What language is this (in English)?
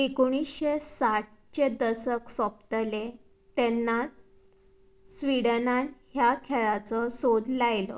Konkani